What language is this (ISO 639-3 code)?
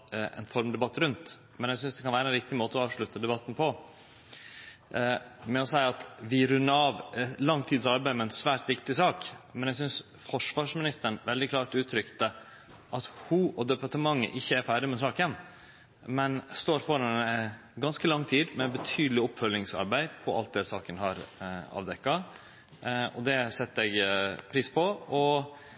nno